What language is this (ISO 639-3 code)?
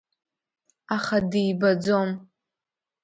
abk